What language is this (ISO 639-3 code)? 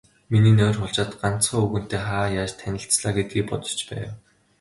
mon